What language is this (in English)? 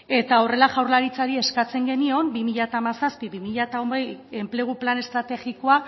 Basque